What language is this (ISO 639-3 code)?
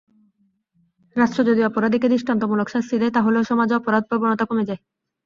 ben